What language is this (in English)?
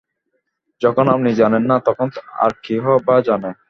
Bangla